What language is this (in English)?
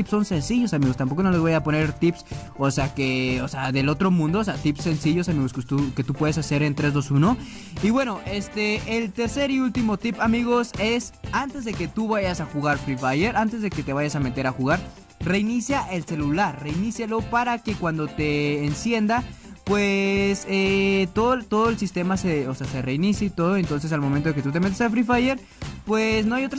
Spanish